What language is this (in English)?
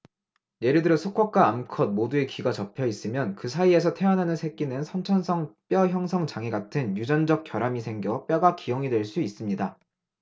Korean